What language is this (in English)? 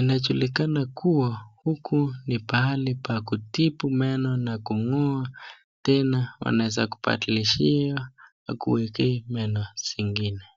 Swahili